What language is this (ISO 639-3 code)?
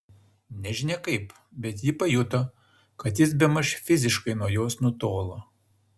lit